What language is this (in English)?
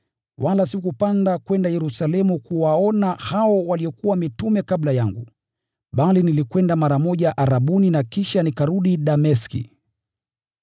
Swahili